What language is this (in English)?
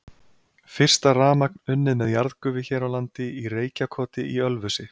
Icelandic